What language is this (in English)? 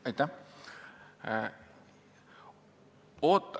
Estonian